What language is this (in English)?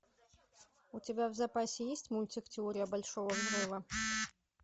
Russian